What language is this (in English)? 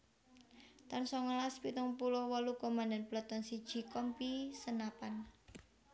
Javanese